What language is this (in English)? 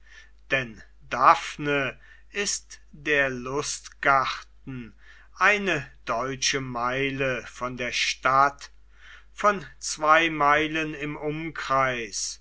German